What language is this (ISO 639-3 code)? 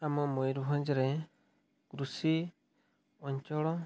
ori